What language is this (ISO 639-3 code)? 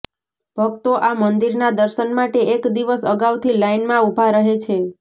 guj